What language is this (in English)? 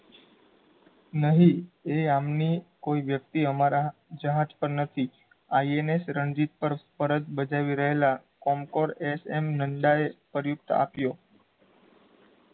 Gujarati